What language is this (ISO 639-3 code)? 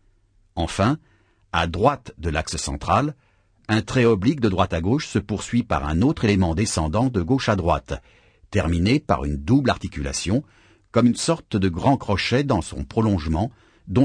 fra